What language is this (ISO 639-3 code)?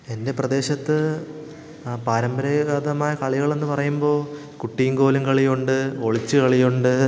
mal